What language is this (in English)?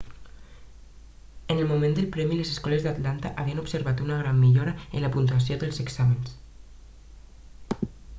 Catalan